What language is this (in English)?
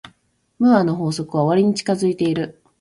Japanese